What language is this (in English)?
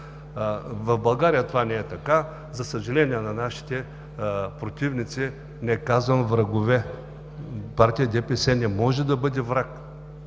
Bulgarian